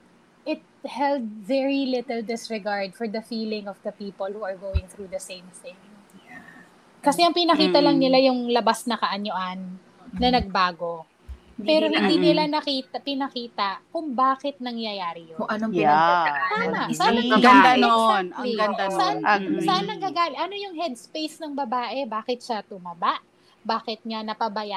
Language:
Filipino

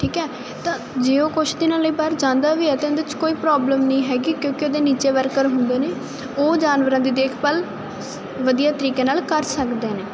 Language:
Punjabi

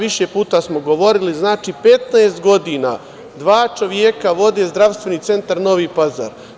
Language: Serbian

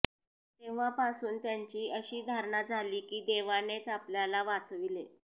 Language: Marathi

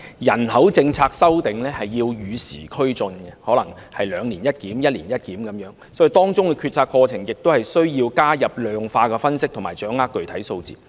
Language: Cantonese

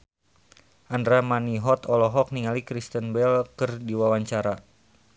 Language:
Sundanese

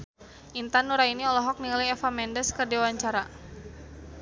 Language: Sundanese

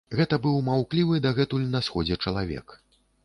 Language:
Belarusian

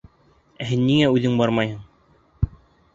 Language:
Bashkir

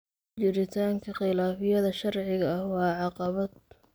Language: Somali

